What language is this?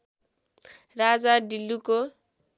Nepali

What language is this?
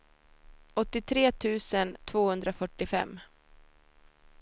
Swedish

